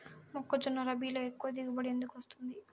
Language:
Telugu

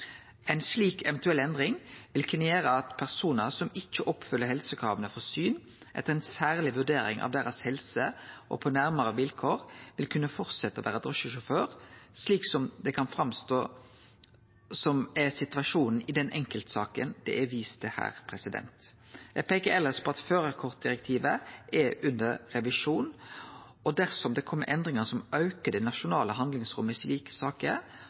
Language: Norwegian Nynorsk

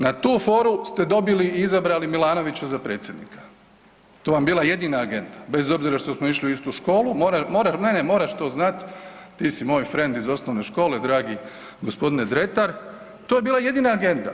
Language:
Croatian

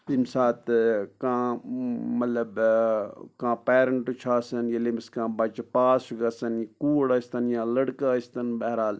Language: Kashmiri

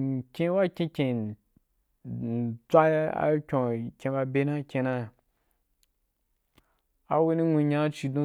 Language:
Wapan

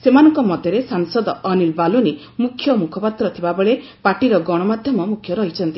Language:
Odia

